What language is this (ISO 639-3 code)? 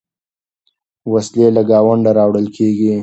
pus